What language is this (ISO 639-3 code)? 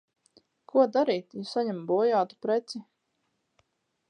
lav